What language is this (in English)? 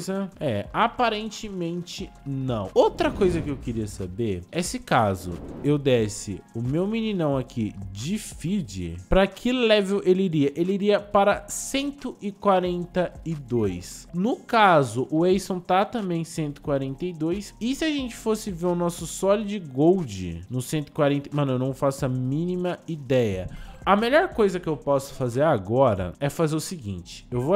Portuguese